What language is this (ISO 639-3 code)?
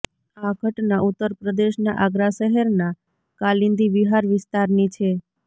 guj